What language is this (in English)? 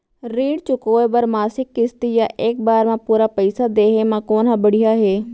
Chhattisgarhi